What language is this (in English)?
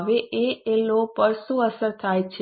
Gujarati